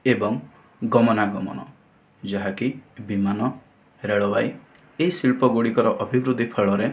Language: Odia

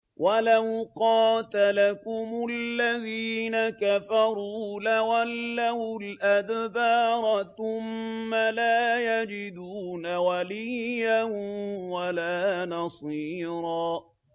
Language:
Arabic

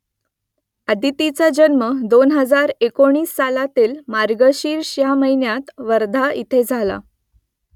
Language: Marathi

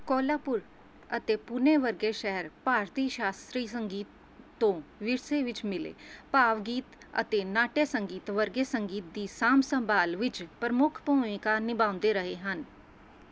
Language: Punjabi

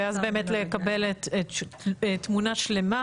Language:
Hebrew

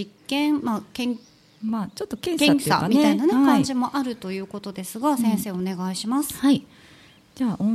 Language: Japanese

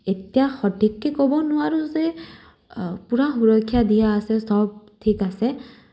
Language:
Assamese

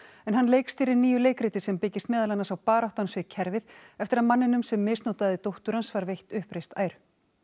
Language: Icelandic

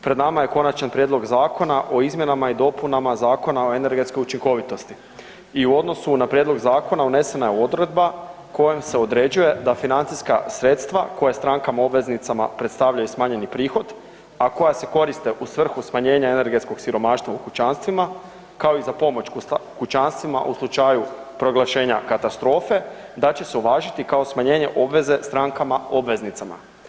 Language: Croatian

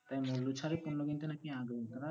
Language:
Bangla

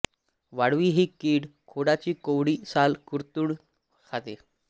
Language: Marathi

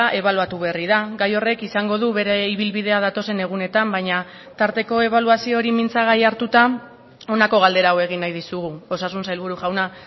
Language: Basque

